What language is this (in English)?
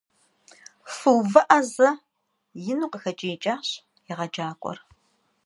Kabardian